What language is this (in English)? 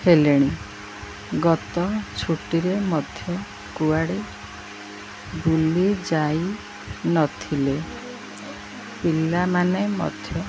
Odia